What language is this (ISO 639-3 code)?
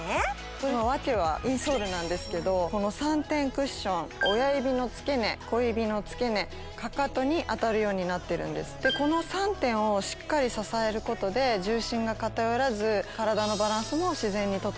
jpn